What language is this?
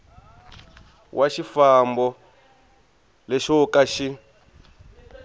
Tsonga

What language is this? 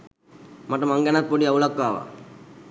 Sinhala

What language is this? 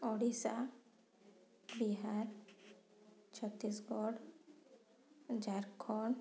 Odia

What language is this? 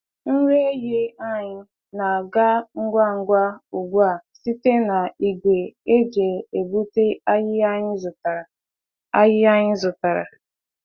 Igbo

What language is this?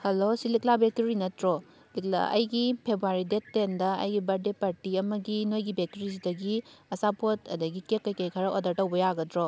Manipuri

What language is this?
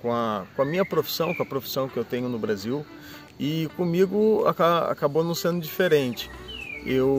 Portuguese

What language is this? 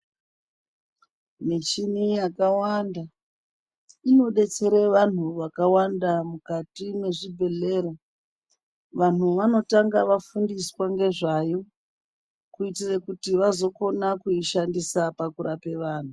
Ndau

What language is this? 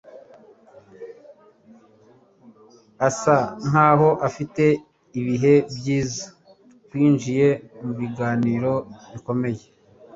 Kinyarwanda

